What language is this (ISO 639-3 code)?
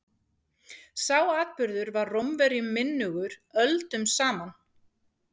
isl